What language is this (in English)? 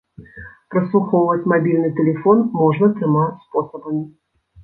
Belarusian